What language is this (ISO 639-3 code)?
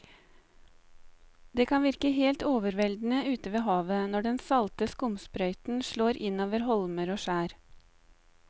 nor